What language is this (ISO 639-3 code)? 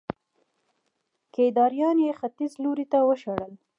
pus